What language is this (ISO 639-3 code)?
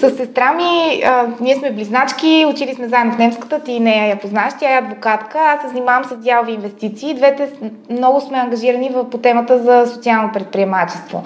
bul